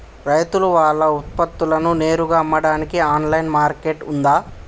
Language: Telugu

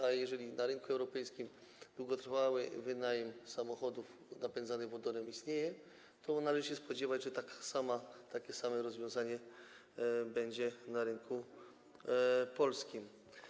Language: Polish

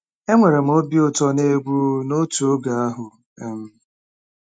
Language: Igbo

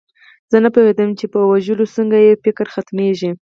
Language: Pashto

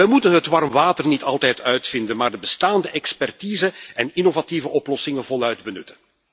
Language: Dutch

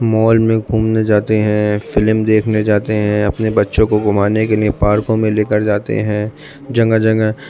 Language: Urdu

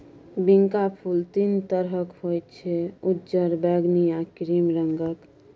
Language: Maithili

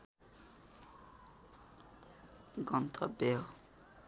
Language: Nepali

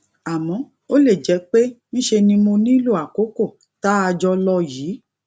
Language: Yoruba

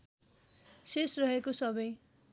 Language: Nepali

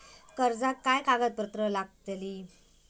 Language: Marathi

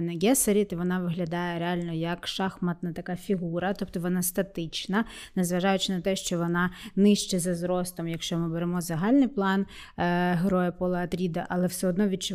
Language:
Ukrainian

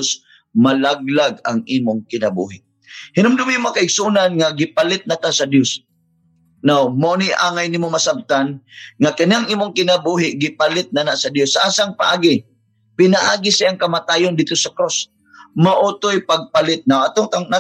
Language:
Filipino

